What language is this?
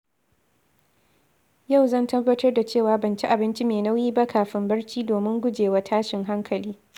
Hausa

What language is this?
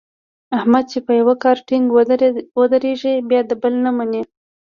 Pashto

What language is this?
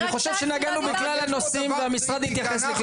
Hebrew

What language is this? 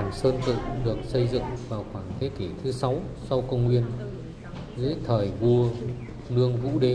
Vietnamese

